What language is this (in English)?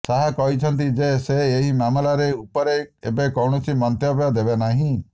Odia